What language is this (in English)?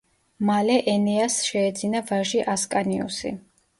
Georgian